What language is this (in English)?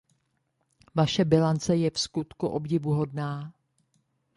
Czech